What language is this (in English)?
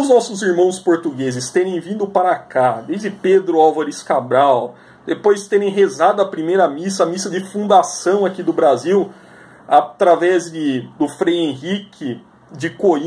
Portuguese